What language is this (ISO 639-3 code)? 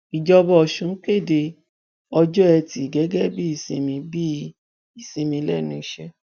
yor